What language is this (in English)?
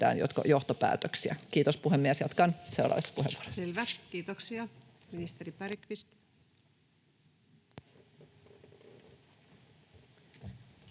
Finnish